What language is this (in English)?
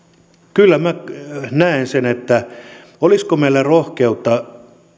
Finnish